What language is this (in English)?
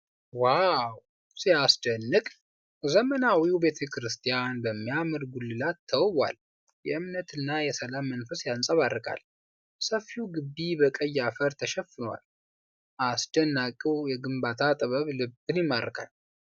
Amharic